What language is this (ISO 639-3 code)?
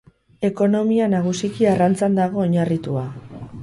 eus